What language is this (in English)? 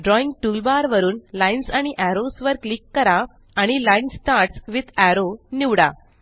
Marathi